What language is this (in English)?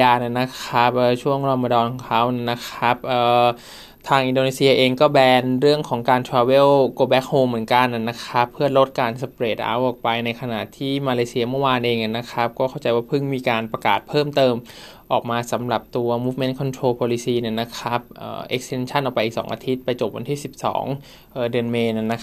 Thai